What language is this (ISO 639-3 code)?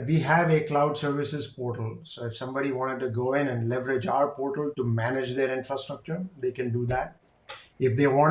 eng